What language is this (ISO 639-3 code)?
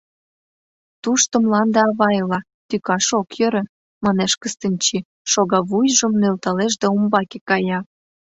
chm